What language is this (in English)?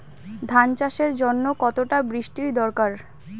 Bangla